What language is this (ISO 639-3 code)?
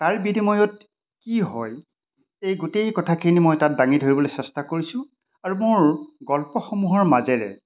asm